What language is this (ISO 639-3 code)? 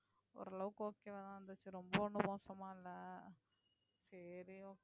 tam